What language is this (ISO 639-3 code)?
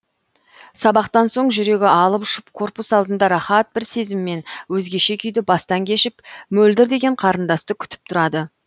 kaz